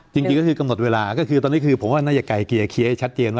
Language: Thai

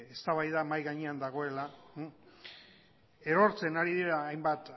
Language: Basque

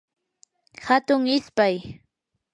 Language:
Yanahuanca Pasco Quechua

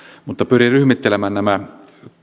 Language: Finnish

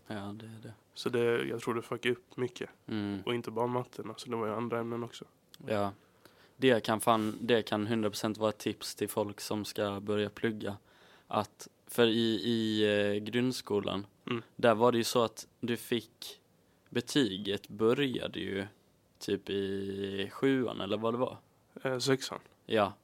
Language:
Swedish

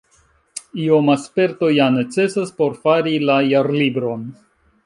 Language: Esperanto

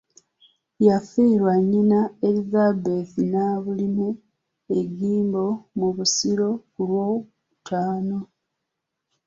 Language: Ganda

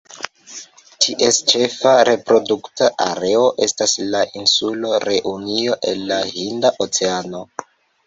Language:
Esperanto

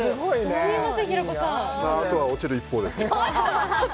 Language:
Japanese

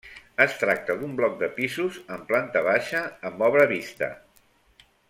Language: Catalan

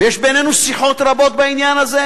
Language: Hebrew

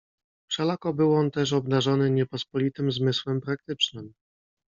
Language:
Polish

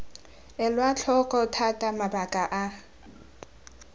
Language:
Tswana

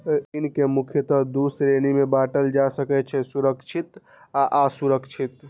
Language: Maithili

